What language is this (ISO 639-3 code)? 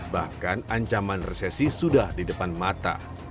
ind